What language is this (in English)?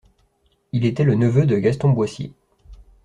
French